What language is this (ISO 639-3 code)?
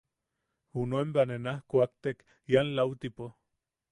yaq